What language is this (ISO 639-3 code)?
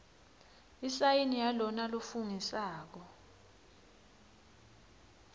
ssw